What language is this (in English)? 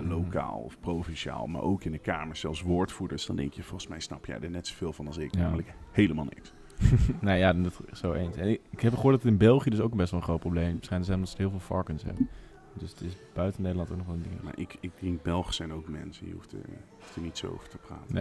Dutch